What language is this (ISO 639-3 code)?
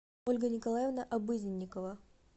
rus